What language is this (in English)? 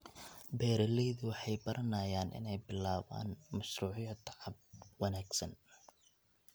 Somali